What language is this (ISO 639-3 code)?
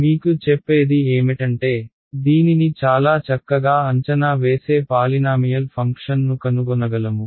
tel